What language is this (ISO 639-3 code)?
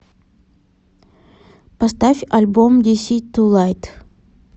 rus